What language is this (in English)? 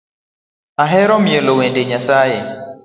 Luo (Kenya and Tanzania)